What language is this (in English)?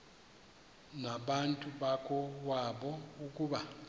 Xhosa